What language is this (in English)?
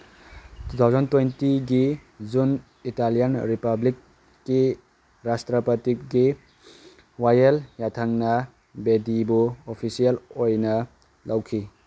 Manipuri